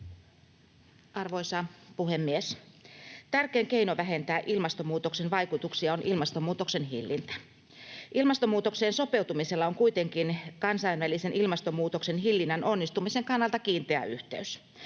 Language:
Finnish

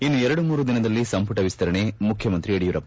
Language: Kannada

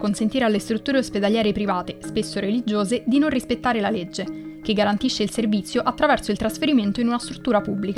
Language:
Italian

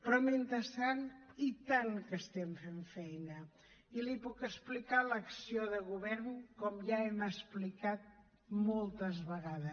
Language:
Catalan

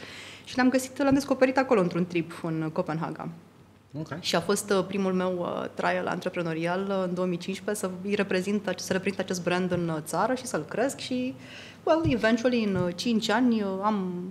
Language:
Romanian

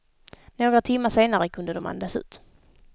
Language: Swedish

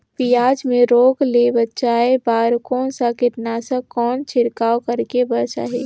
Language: Chhattisgarhi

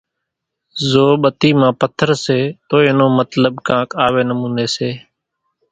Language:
Kachi Koli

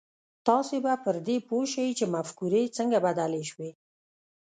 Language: Pashto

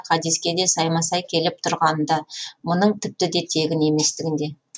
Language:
Kazakh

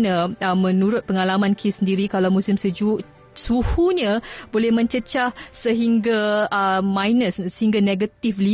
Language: Malay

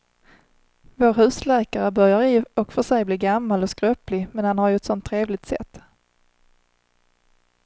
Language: Swedish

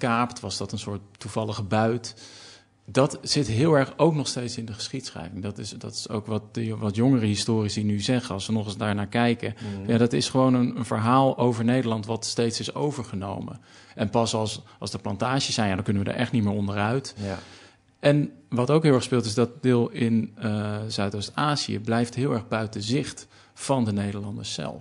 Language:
Dutch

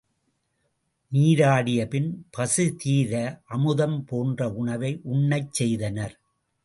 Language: Tamil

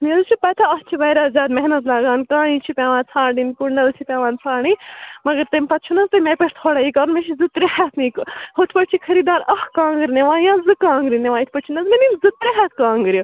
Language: Kashmiri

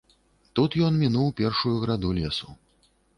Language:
Belarusian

